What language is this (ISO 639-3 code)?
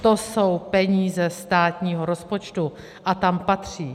ces